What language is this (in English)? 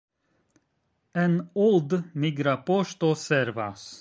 Esperanto